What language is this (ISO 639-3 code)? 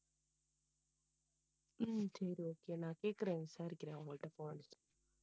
tam